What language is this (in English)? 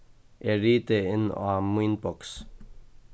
Faroese